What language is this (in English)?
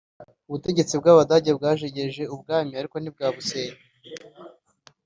Kinyarwanda